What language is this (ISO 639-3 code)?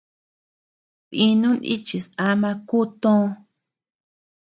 cux